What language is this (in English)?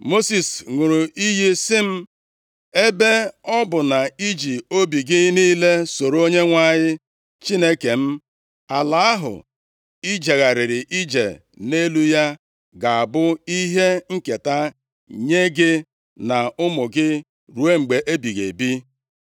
Igbo